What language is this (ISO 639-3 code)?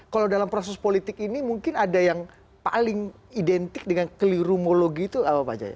ind